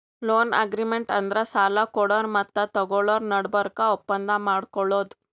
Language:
Kannada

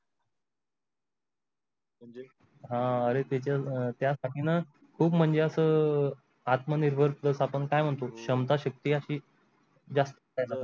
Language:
Marathi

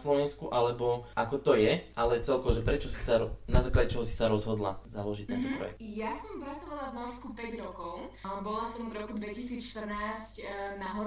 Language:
Slovak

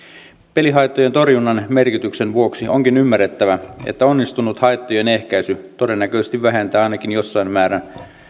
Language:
Finnish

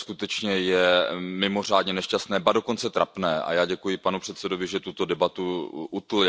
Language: Czech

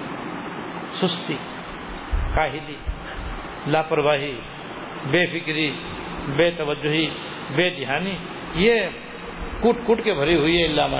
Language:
Urdu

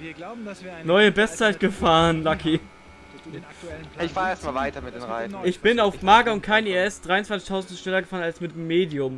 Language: German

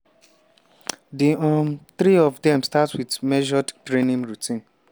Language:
Nigerian Pidgin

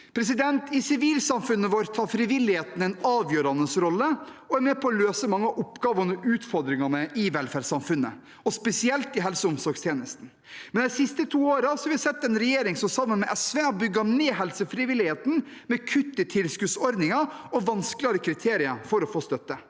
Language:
Norwegian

